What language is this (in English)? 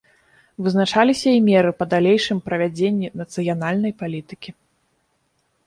Belarusian